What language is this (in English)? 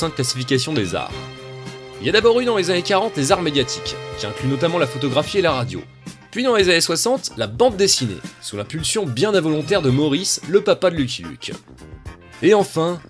French